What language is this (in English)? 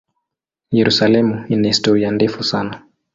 Swahili